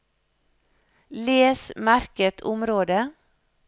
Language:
Norwegian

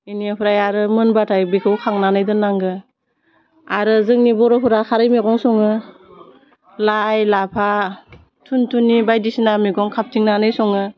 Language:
Bodo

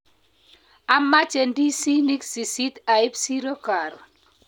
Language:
Kalenjin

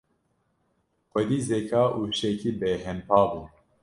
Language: Kurdish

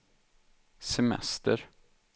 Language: Swedish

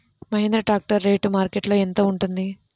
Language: Telugu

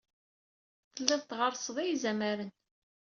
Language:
Kabyle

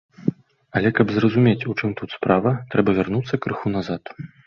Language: Belarusian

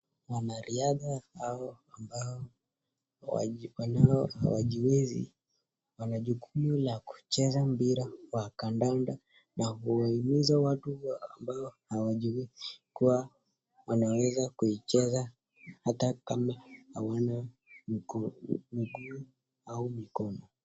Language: Swahili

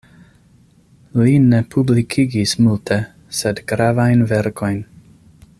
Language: Esperanto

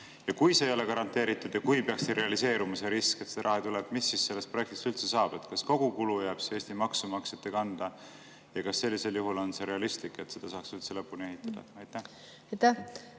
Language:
Estonian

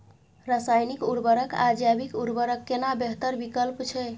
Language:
Maithili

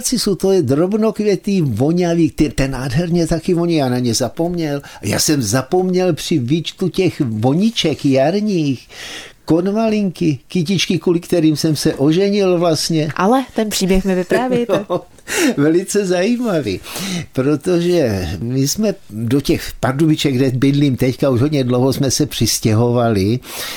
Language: Czech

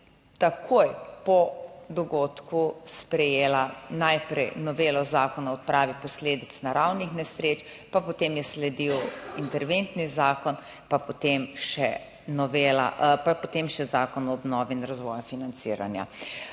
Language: Slovenian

